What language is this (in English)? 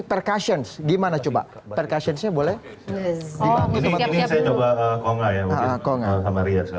Indonesian